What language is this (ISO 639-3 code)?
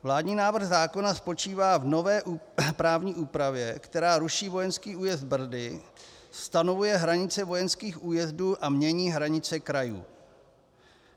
ces